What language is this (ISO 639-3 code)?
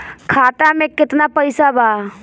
bho